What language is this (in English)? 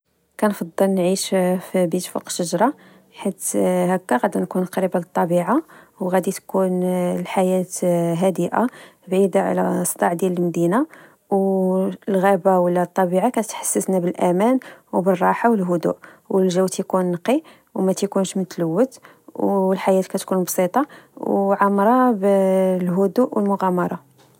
Moroccan Arabic